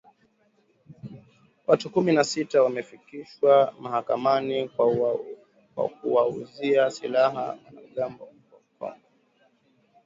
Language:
Swahili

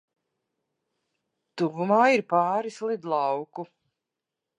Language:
Latvian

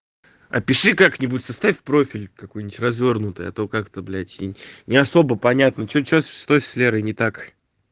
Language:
Russian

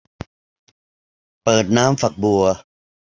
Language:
Thai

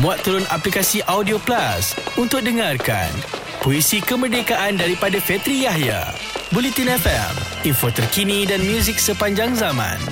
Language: Malay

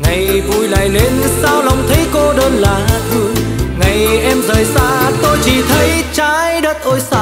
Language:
Vietnamese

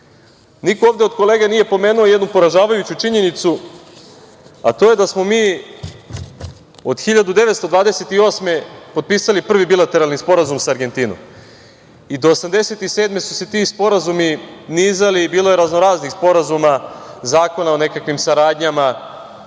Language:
Serbian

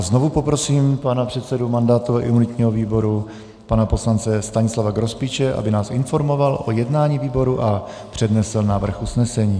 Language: Czech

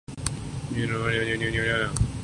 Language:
Urdu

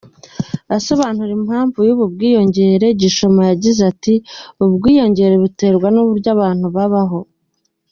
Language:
Kinyarwanda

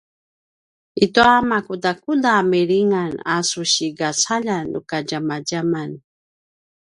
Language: Paiwan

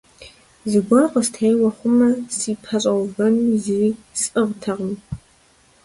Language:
Kabardian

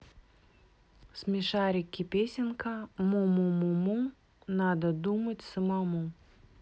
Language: Russian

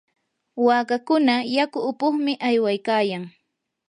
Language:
Yanahuanca Pasco Quechua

